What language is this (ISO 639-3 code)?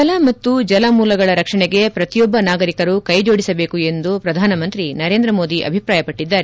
kan